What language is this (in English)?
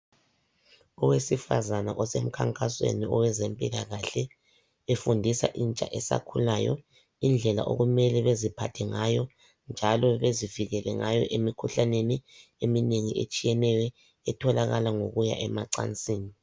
North Ndebele